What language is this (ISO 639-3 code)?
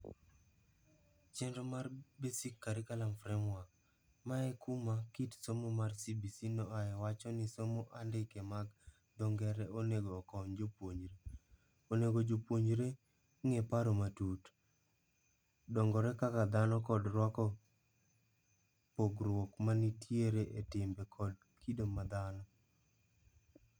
luo